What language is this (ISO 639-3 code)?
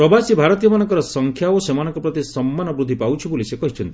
ori